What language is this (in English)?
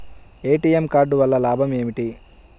Telugu